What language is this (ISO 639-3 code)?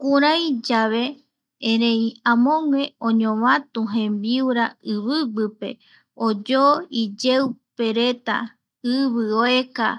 gui